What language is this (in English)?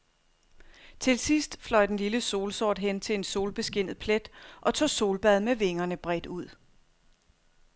Danish